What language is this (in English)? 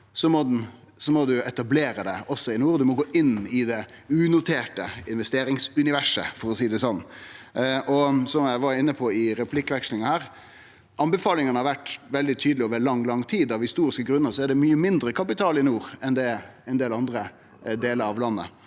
Norwegian